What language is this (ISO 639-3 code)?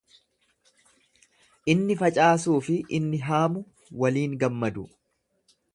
orm